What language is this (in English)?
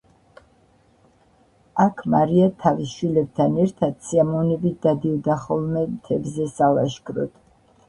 Georgian